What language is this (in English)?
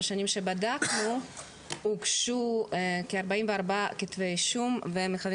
Hebrew